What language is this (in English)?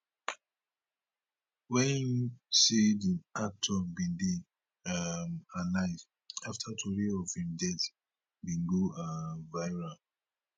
Nigerian Pidgin